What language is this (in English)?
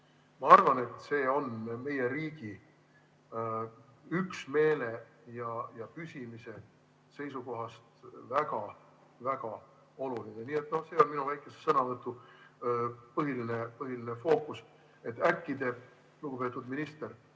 Estonian